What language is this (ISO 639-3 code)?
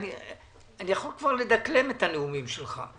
heb